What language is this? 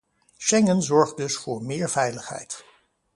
Dutch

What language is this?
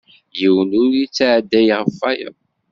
Kabyle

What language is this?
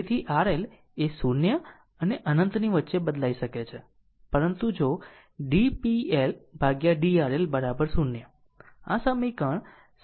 Gujarati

